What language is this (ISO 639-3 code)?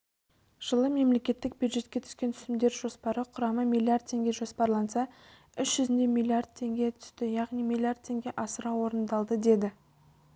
kaz